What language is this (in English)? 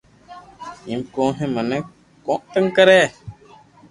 Loarki